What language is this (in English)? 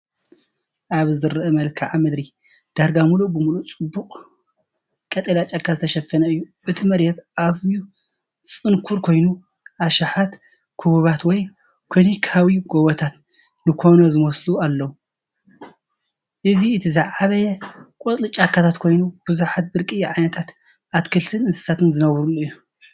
Tigrinya